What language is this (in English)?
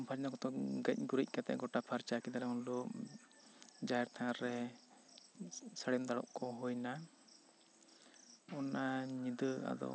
Santali